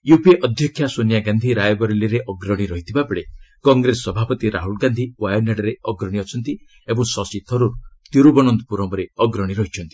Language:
Odia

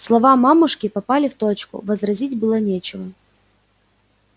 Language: Russian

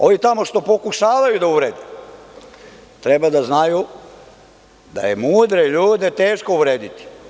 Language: Serbian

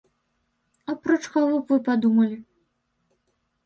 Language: Belarusian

